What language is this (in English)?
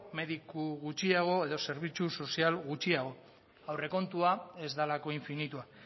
Basque